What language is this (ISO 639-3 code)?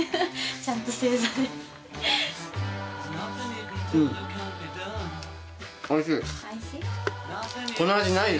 jpn